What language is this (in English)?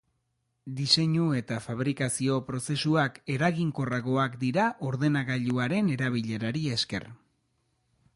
Basque